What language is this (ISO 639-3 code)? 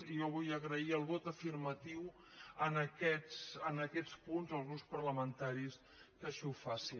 cat